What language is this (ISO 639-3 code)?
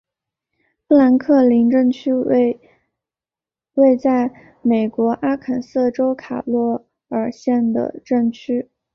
zho